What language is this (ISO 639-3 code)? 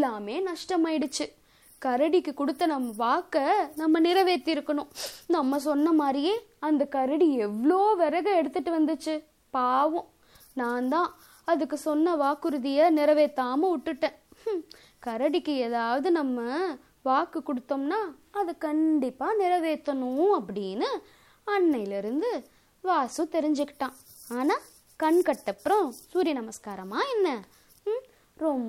tam